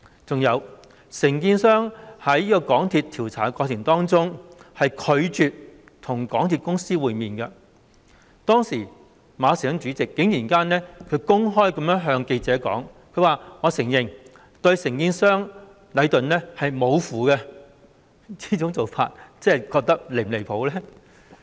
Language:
Cantonese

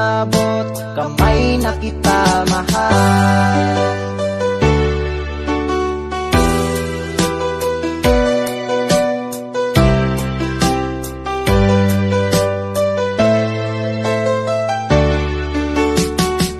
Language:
Indonesian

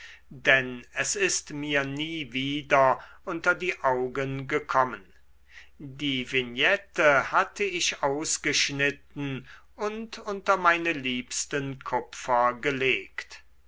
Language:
German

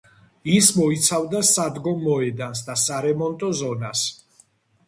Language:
Georgian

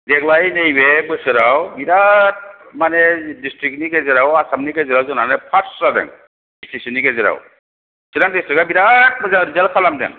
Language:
Bodo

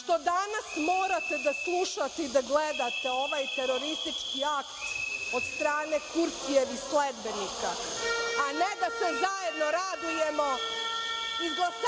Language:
Serbian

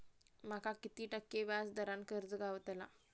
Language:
Marathi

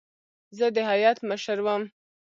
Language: Pashto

